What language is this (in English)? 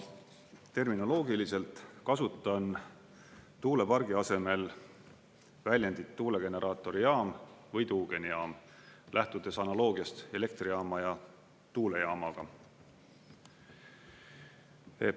Estonian